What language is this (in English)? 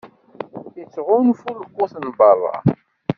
Kabyle